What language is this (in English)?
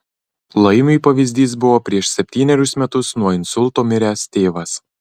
Lithuanian